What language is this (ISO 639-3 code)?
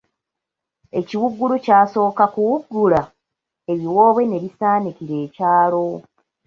lug